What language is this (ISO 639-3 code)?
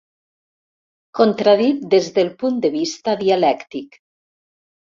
cat